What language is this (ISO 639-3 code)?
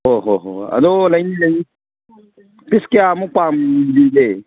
mni